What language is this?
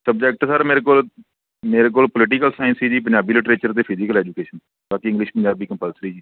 Punjabi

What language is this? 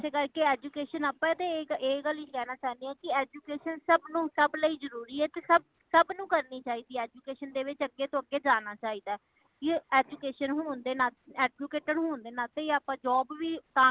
Punjabi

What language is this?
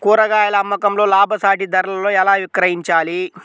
Telugu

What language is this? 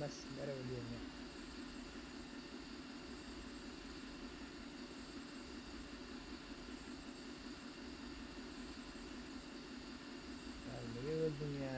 Turkish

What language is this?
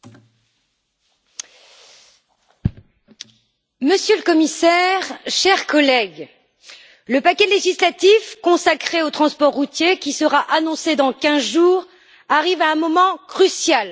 French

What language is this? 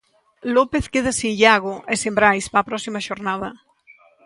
Galician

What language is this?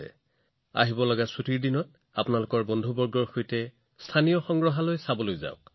Assamese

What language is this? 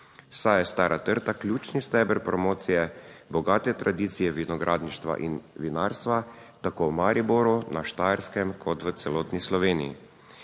Slovenian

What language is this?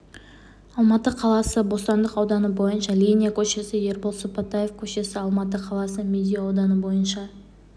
Kazakh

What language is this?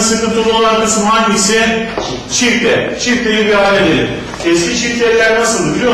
Turkish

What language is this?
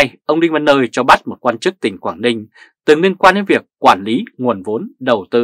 Vietnamese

